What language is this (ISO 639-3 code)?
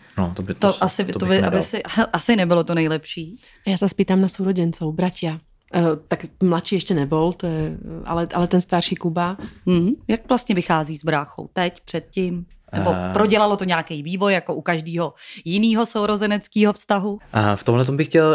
ces